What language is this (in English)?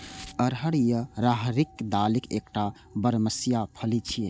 Maithili